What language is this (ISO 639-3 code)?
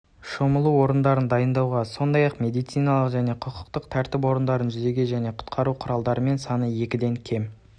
kaz